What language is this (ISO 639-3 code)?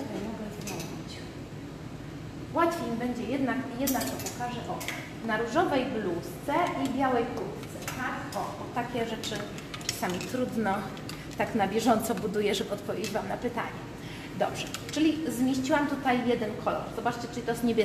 pol